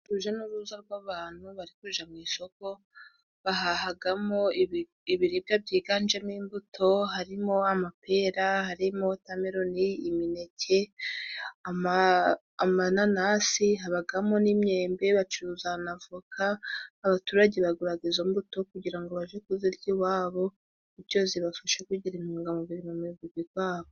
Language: Kinyarwanda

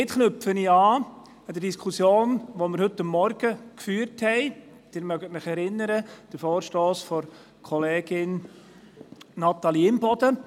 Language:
Swiss German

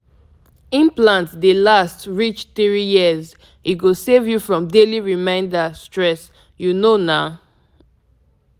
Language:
Nigerian Pidgin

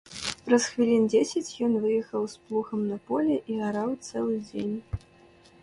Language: Belarusian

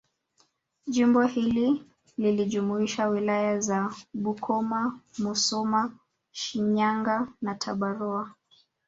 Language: Swahili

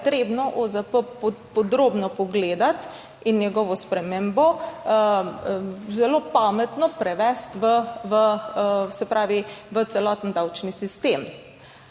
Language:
Slovenian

